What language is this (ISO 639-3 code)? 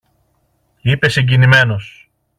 ell